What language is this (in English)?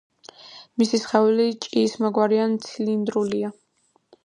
Georgian